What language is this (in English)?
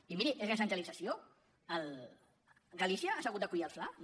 Catalan